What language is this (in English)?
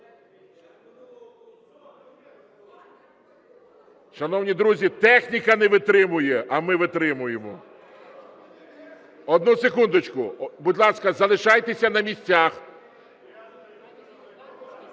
Ukrainian